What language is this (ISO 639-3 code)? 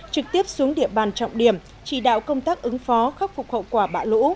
vie